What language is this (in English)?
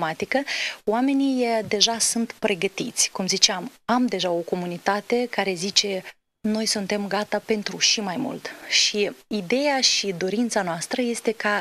Romanian